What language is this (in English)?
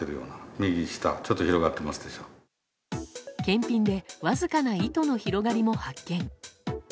Japanese